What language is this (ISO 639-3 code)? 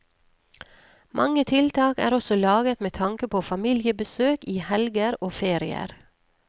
nor